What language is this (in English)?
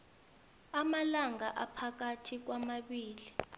South Ndebele